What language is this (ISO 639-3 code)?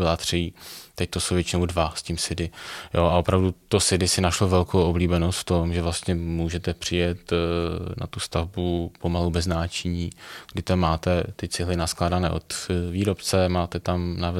ces